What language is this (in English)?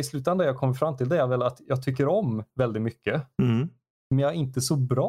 Swedish